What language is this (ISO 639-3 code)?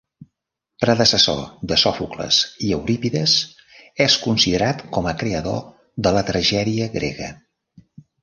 cat